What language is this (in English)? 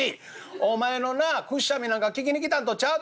Japanese